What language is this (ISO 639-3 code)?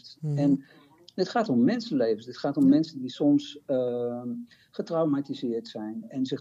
nld